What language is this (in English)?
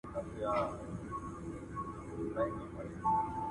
Pashto